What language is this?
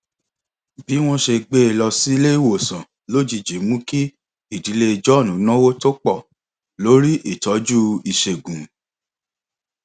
Yoruba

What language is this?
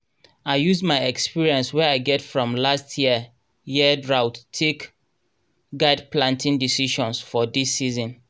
Nigerian Pidgin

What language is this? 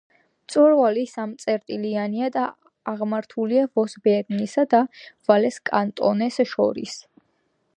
Georgian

